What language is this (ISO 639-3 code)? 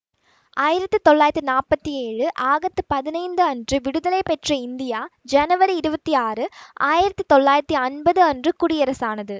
tam